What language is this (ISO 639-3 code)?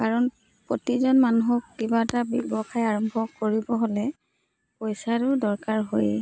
asm